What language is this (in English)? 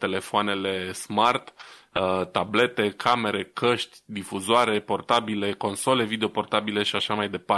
Romanian